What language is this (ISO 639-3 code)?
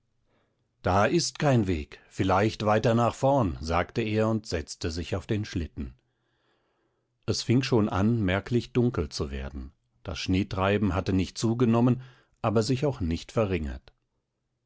deu